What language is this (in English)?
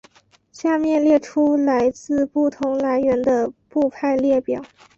Chinese